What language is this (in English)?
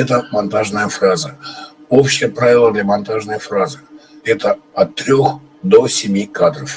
Russian